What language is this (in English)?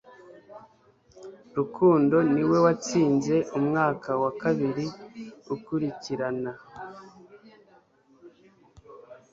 Kinyarwanda